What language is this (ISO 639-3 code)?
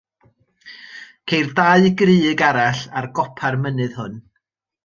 cym